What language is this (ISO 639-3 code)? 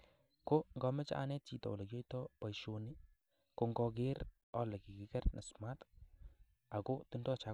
kln